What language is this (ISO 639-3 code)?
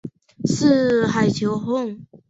zho